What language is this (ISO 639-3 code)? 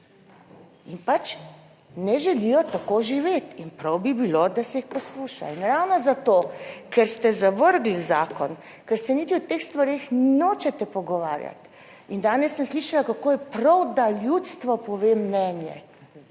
slv